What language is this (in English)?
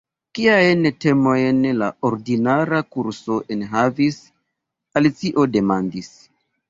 Esperanto